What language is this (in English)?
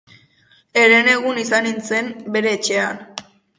Basque